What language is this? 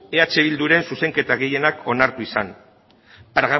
Basque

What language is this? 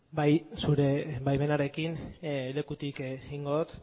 Basque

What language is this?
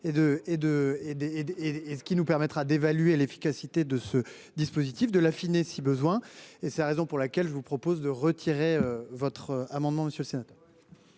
French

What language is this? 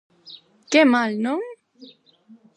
Galician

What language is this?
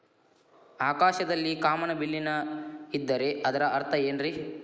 Kannada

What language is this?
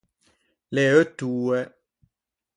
Ligurian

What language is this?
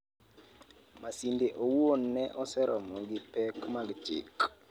Luo (Kenya and Tanzania)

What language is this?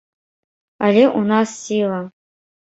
Belarusian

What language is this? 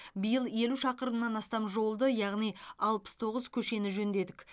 Kazakh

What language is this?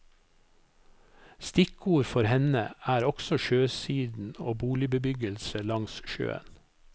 Norwegian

